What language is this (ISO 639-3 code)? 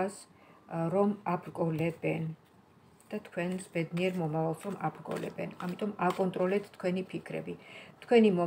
ron